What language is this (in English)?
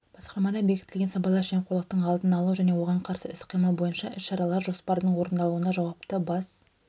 Kazakh